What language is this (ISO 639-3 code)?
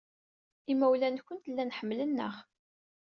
kab